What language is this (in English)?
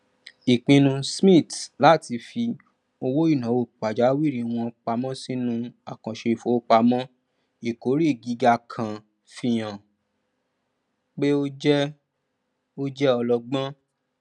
Yoruba